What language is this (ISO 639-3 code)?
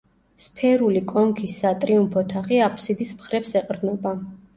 kat